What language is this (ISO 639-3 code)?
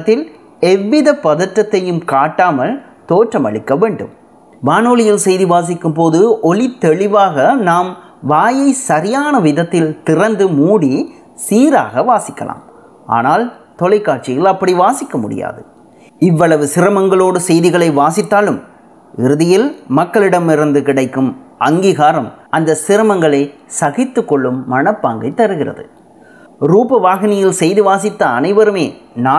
tam